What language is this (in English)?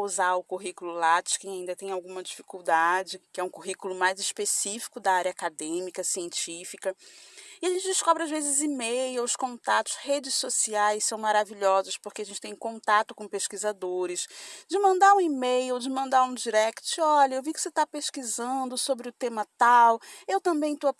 Portuguese